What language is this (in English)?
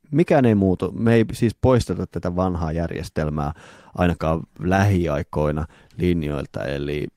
Finnish